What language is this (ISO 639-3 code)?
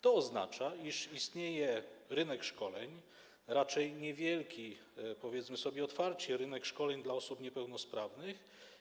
pol